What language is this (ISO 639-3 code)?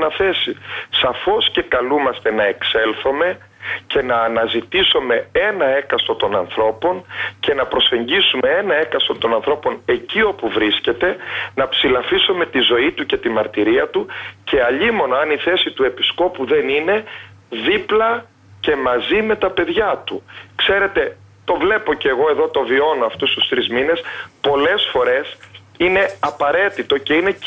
ell